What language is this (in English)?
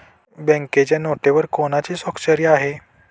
Marathi